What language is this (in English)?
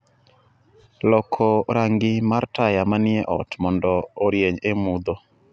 Luo (Kenya and Tanzania)